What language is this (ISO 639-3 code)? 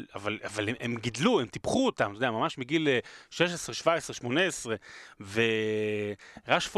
heb